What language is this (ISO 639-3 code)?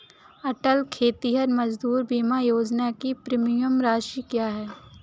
hin